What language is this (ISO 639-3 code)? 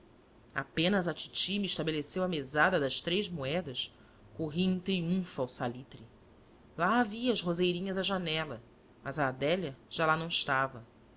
por